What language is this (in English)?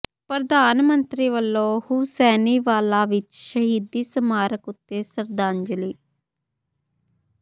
Punjabi